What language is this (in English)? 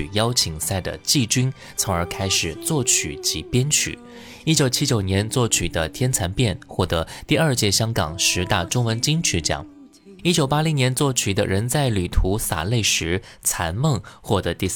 Chinese